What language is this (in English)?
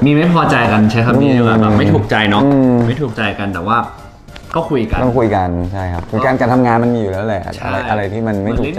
Thai